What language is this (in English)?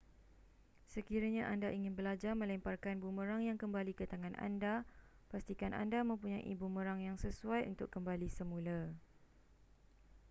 Malay